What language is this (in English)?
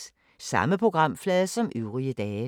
Danish